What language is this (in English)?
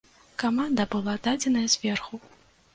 Belarusian